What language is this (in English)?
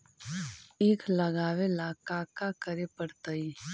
Magahi